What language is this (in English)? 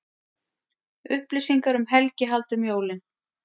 Icelandic